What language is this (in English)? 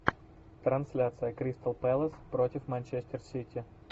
Russian